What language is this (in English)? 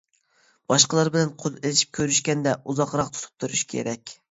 Uyghur